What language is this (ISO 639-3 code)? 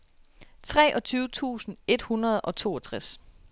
dan